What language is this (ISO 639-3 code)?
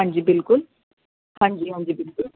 pan